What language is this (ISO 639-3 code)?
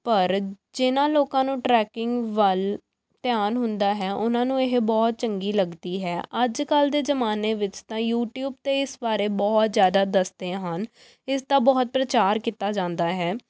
pan